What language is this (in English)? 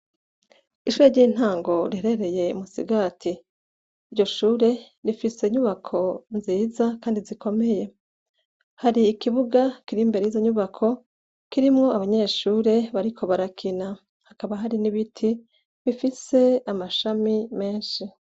Rundi